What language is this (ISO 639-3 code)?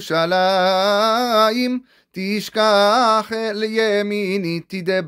heb